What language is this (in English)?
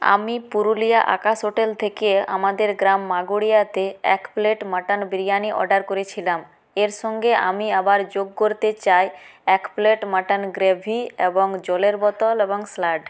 Bangla